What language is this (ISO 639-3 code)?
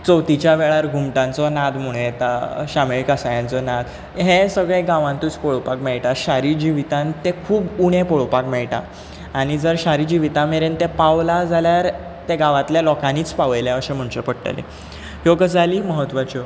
kok